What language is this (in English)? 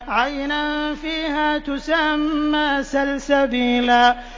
Arabic